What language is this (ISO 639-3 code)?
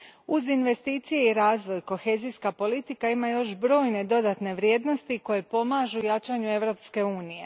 hrv